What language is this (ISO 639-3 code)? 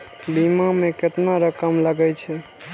mai